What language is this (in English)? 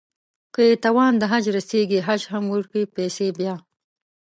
Pashto